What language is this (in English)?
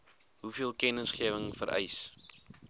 Afrikaans